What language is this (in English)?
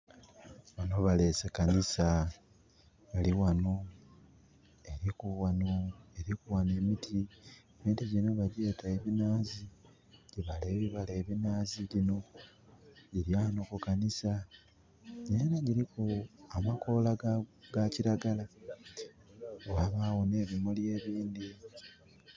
Soga